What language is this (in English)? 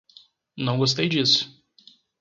Portuguese